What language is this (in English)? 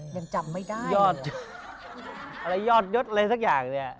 Thai